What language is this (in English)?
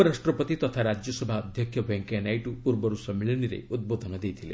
Odia